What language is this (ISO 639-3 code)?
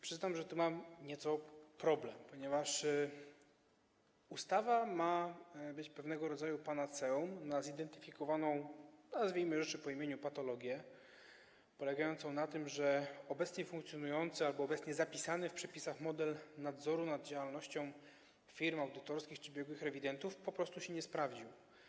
pol